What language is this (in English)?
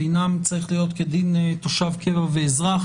Hebrew